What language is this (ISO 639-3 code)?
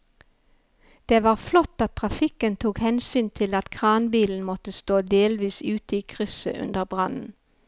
nor